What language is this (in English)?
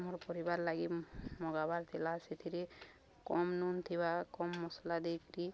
Odia